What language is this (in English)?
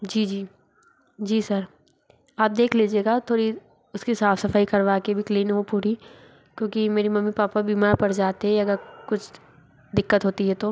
Hindi